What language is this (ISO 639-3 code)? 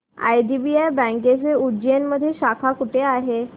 mar